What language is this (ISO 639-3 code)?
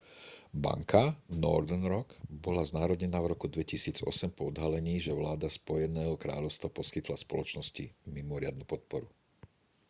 slk